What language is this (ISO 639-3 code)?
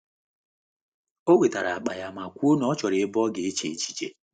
ibo